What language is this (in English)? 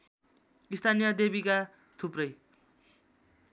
Nepali